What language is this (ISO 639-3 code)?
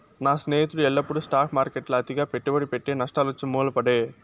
tel